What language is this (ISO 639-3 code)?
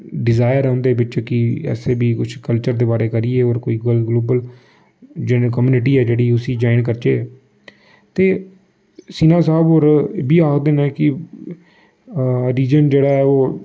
doi